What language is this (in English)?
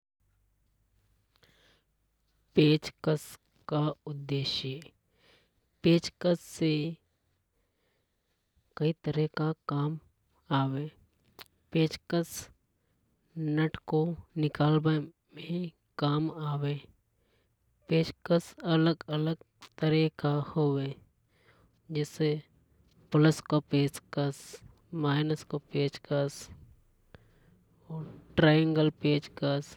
Hadothi